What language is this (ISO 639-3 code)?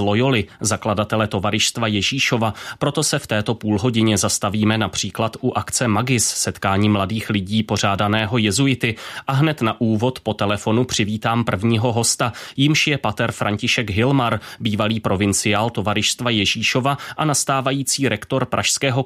ces